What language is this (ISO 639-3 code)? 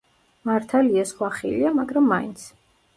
kat